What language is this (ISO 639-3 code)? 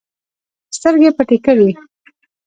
pus